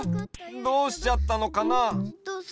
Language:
Japanese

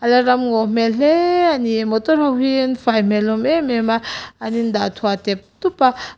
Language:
Mizo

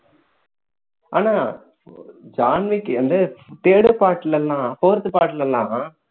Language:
Tamil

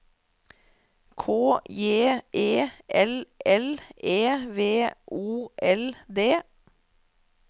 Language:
Norwegian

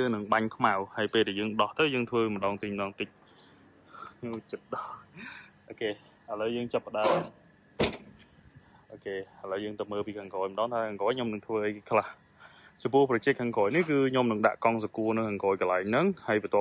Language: Vietnamese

